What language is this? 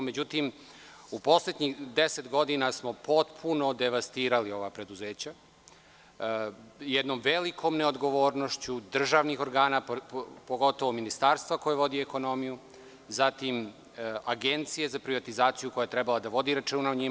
Serbian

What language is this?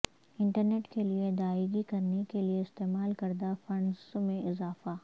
Urdu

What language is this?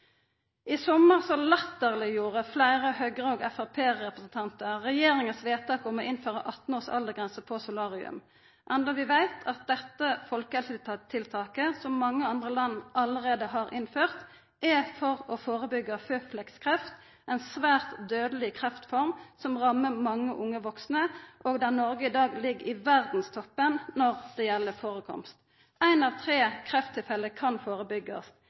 Norwegian Nynorsk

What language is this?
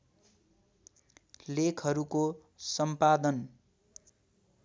Nepali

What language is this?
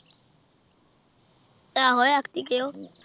Punjabi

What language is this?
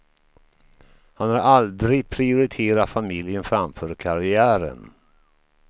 Swedish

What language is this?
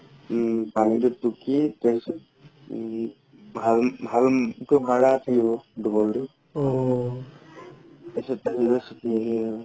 Assamese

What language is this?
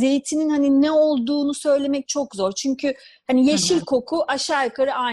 Turkish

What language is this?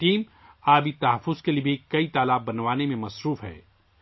Urdu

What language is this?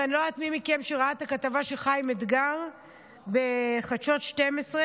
Hebrew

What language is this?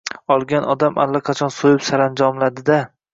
Uzbek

